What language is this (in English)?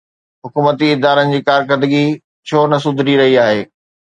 Sindhi